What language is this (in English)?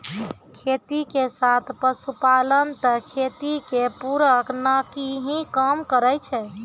Maithili